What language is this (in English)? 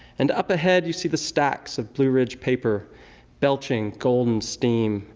English